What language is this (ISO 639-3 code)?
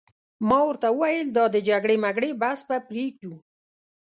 pus